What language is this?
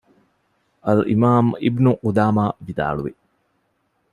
Divehi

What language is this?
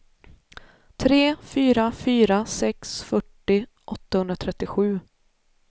Swedish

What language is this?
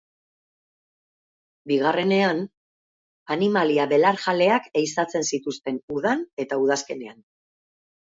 Basque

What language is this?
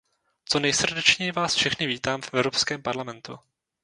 Czech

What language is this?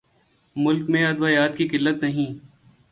Urdu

